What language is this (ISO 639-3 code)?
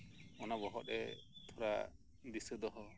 sat